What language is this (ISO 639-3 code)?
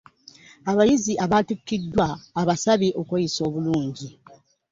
lug